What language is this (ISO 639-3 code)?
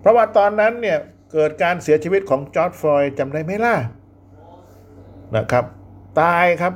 tha